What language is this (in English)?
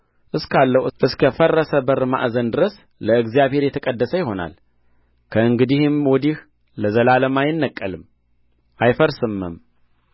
Amharic